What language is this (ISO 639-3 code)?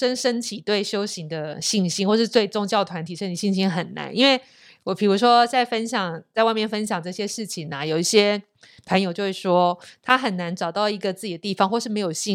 zho